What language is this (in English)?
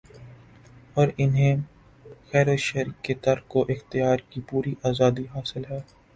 Urdu